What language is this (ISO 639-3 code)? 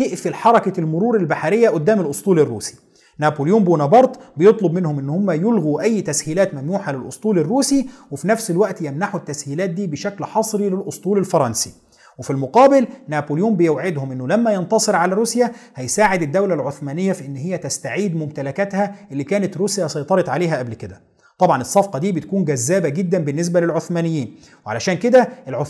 ara